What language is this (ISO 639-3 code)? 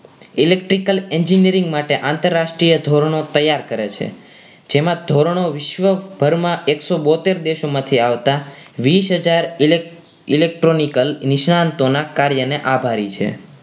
guj